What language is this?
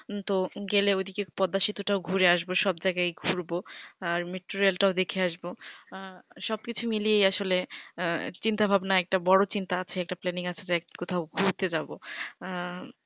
Bangla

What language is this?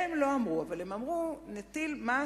Hebrew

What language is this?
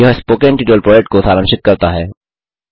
Hindi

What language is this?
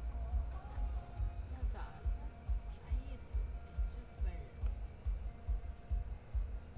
Chinese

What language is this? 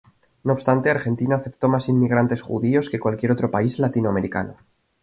Spanish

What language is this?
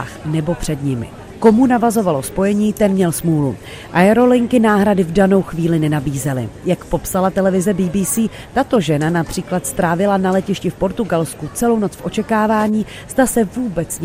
Czech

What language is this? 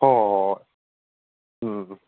Manipuri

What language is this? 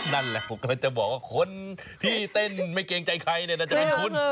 Thai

